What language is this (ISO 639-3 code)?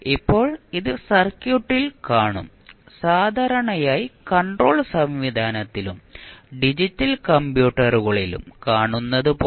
mal